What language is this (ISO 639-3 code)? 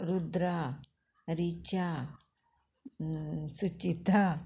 kok